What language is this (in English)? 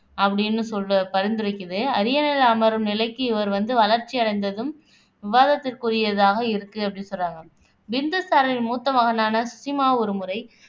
Tamil